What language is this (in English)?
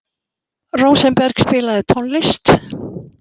Icelandic